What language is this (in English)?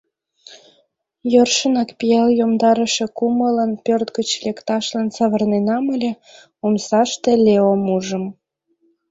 Mari